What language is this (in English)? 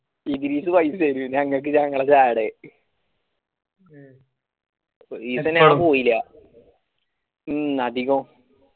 Malayalam